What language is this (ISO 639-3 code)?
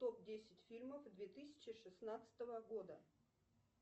rus